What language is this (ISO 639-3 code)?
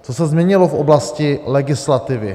ces